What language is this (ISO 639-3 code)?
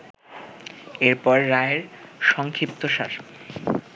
ben